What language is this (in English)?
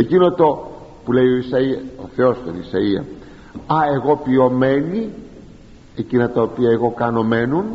Greek